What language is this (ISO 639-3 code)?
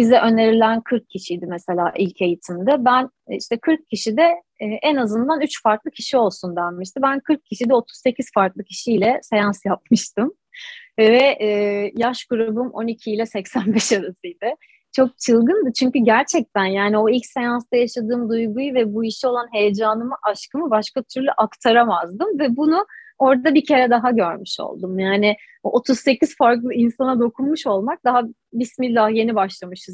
tur